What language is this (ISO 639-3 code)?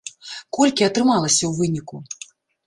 bel